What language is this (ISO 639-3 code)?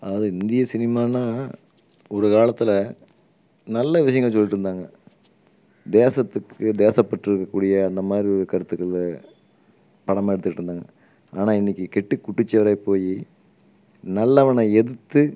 tam